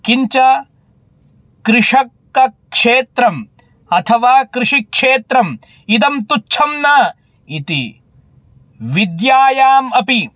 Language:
Sanskrit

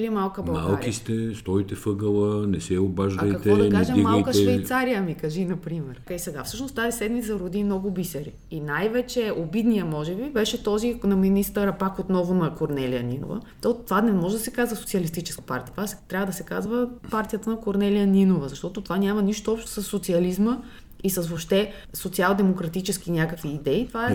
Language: Bulgarian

